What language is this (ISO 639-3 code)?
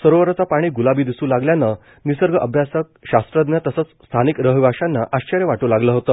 mar